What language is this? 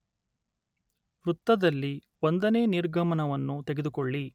Kannada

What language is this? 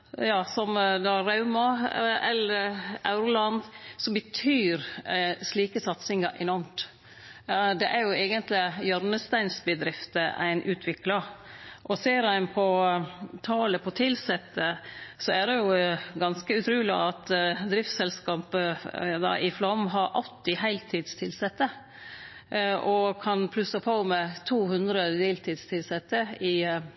Norwegian Nynorsk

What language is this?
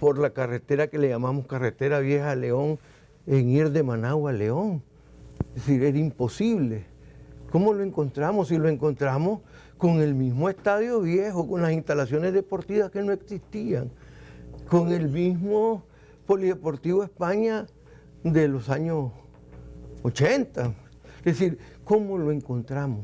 Spanish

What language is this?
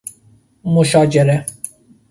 Persian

